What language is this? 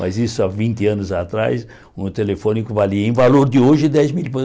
Portuguese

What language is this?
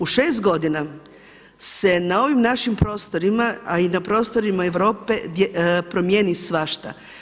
Croatian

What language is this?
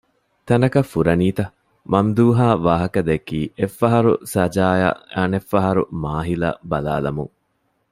Divehi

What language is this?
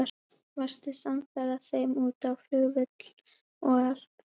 Icelandic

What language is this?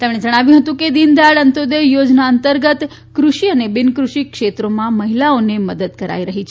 Gujarati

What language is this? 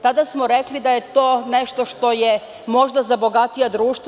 Serbian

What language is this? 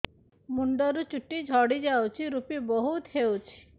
Odia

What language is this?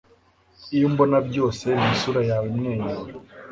Kinyarwanda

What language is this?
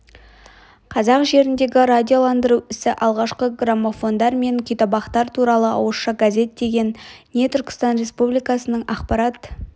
Kazakh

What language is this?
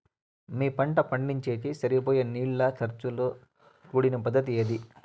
Telugu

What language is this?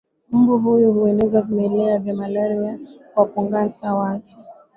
Swahili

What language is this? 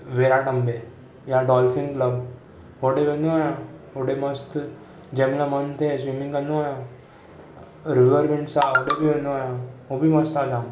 Sindhi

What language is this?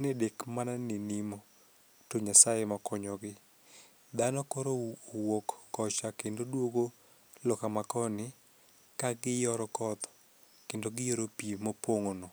Luo (Kenya and Tanzania)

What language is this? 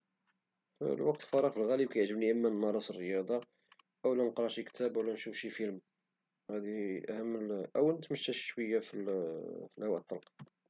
Moroccan Arabic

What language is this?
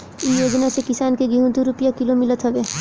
Bhojpuri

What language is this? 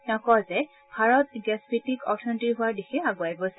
Assamese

